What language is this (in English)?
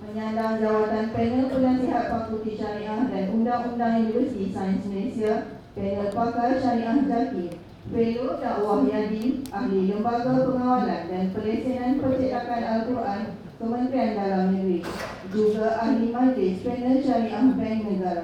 Malay